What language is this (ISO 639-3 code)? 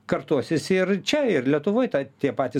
lit